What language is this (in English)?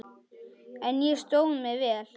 Icelandic